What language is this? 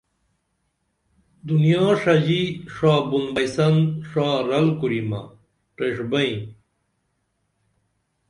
Dameli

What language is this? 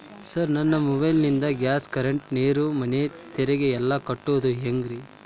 Kannada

